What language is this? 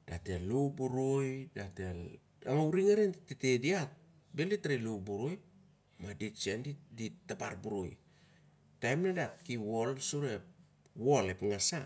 Siar-Lak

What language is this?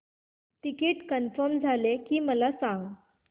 Marathi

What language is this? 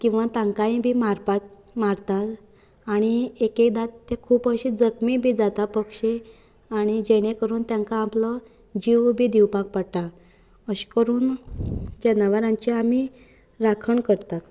Konkani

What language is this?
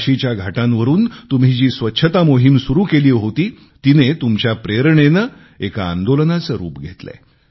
Marathi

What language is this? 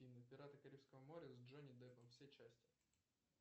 Russian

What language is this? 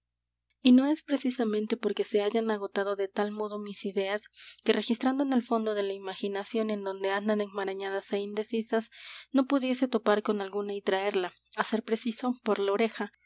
Spanish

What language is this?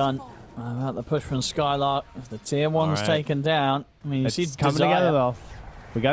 English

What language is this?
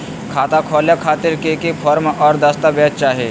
Magahi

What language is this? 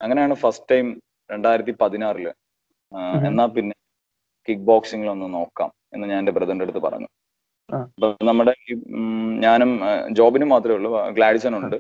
Malayalam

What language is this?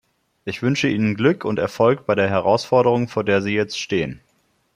German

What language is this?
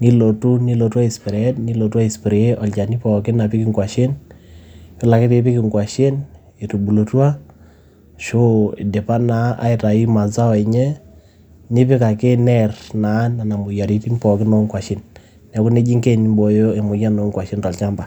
Masai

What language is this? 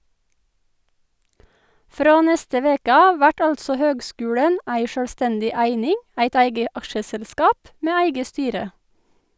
Norwegian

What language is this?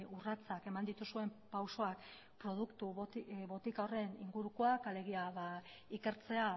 Basque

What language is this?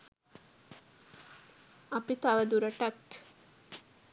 Sinhala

